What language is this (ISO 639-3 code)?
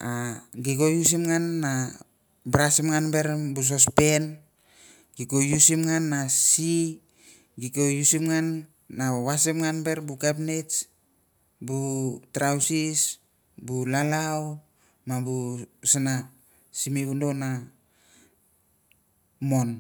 tbf